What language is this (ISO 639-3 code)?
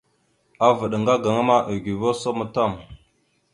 mxu